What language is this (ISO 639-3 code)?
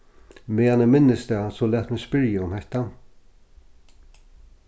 fao